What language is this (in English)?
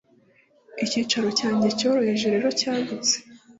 Kinyarwanda